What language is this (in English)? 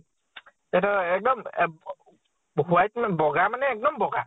Assamese